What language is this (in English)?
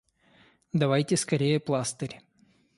Russian